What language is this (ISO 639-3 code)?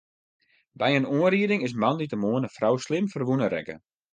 fry